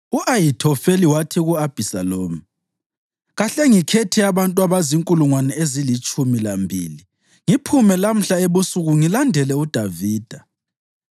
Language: North Ndebele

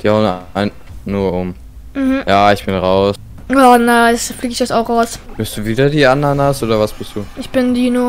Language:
German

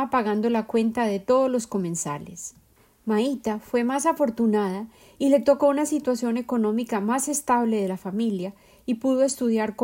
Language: Spanish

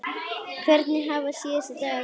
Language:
Icelandic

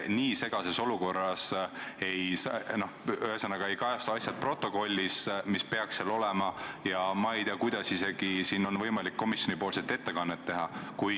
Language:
Estonian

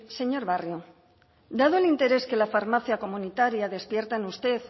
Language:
Spanish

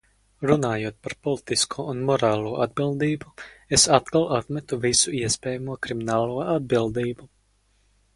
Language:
Latvian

